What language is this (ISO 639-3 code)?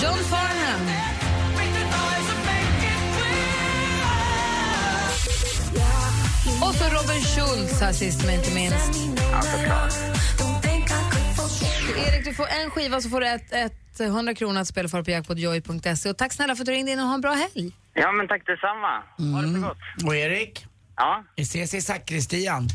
swe